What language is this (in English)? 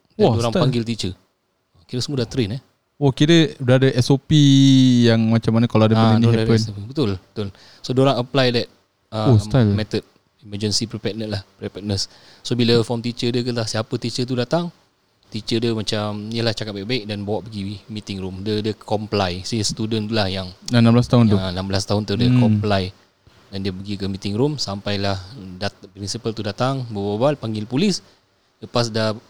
Malay